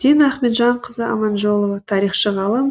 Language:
Kazakh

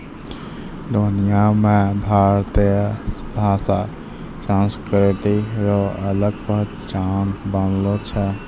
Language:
Maithili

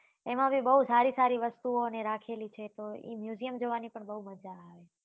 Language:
Gujarati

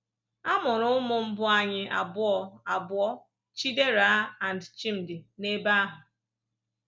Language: Igbo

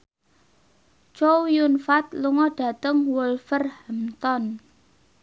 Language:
Javanese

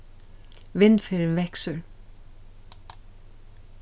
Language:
Faroese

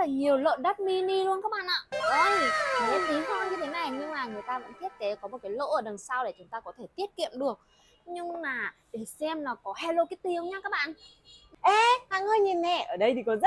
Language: Vietnamese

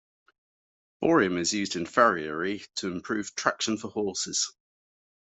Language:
English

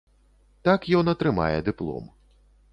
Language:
Belarusian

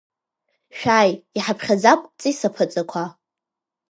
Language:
Abkhazian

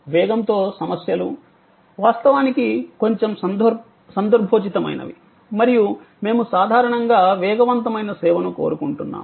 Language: Telugu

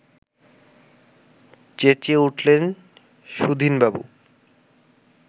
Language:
Bangla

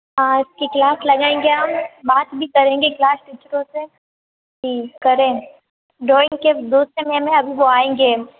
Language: Hindi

